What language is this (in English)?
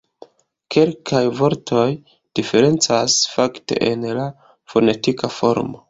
Esperanto